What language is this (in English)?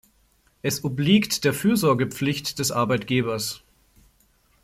German